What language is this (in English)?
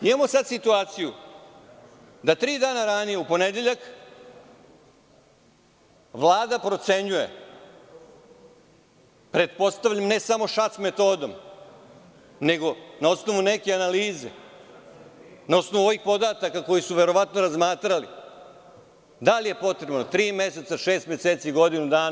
Serbian